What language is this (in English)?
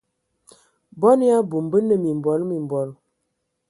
Ewondo